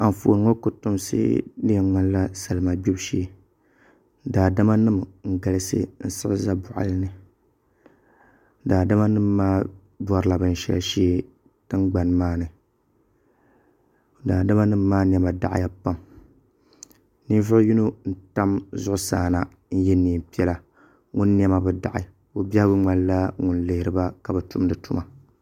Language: Dagbani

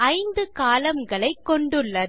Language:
Tamil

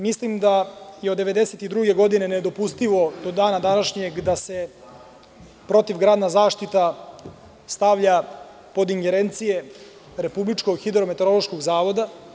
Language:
Serbian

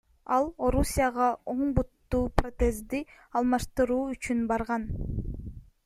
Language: Kyrgyz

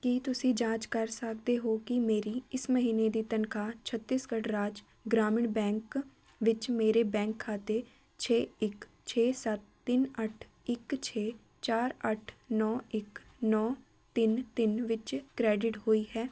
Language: Punjabi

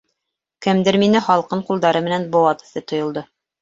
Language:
Bashkir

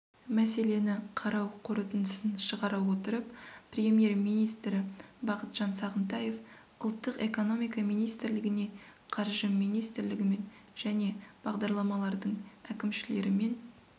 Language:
Kazakh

